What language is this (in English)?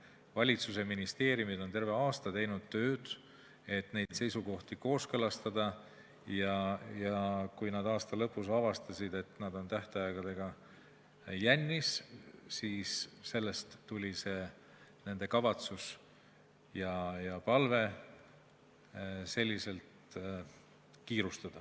Estonian